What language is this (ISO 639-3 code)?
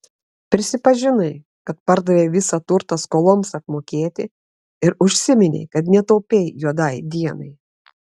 lit